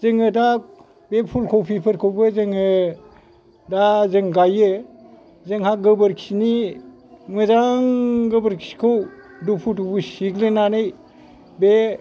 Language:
Bodo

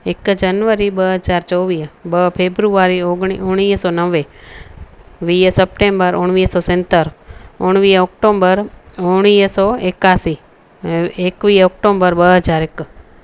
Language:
Sindhi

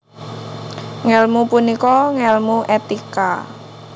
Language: Javanese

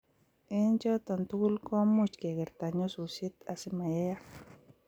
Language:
Kalenjin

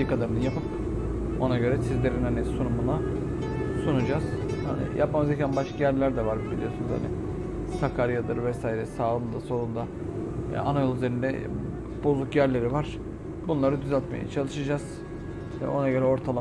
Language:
Turkish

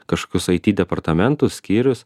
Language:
Lithuanian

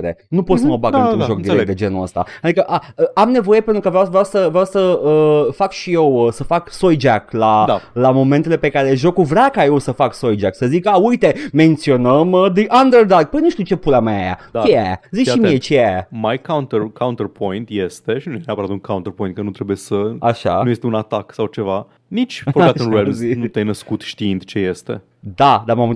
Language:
Romanian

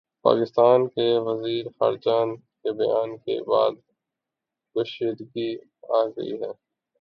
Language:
Urdu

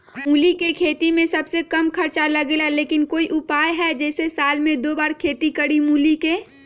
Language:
Magahi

